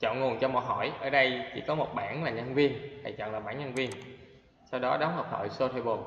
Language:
Vietnamese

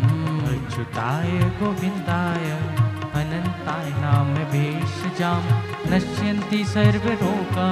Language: Hindi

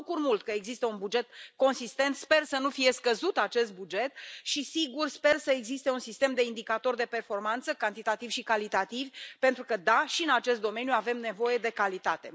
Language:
Romanian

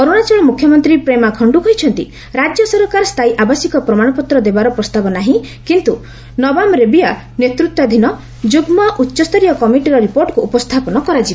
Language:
Odia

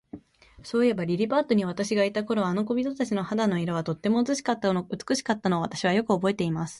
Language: Japanese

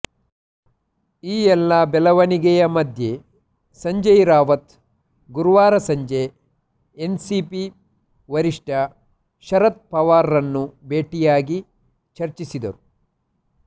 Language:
Kannada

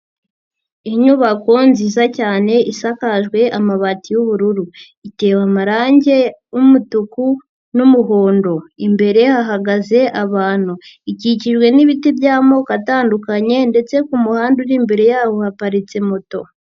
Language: Kinyarwanda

